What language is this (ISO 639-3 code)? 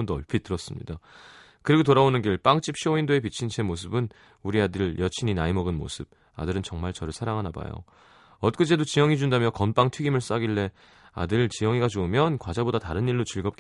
kor